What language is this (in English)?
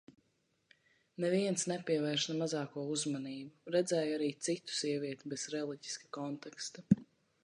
Latvian